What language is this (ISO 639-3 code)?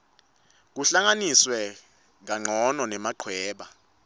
ssw